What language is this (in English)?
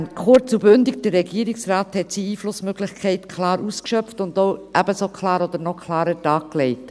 Swiss German